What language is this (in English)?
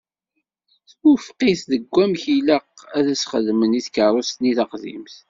Kabyle